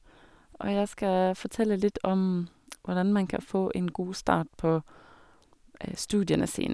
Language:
Norwegian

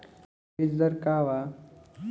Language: Bhojpuri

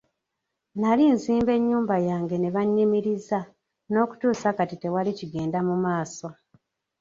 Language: Ganda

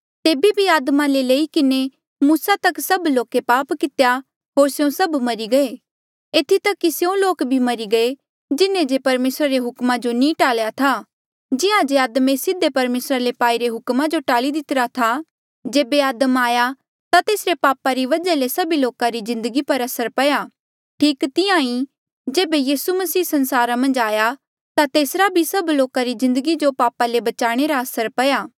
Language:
Mandeali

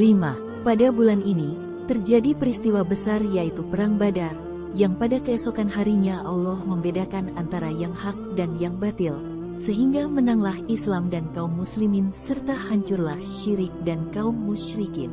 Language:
Indonesian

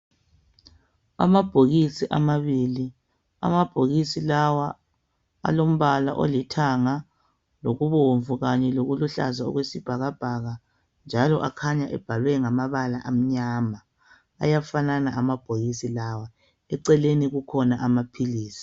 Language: North Ndebele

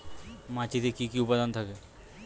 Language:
Bangla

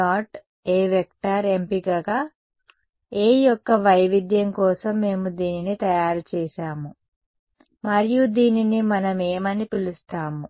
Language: Telugu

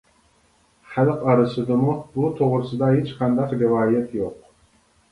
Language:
Uyghur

